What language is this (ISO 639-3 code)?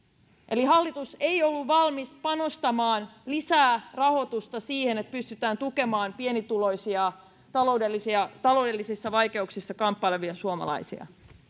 fin